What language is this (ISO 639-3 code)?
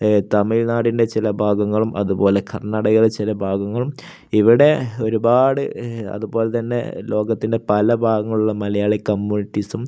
mal